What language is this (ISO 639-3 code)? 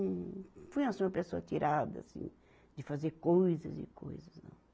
por